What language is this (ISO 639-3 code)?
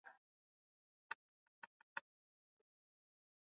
swa